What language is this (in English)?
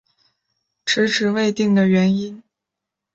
Chinese